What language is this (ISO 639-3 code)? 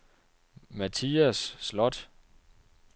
dan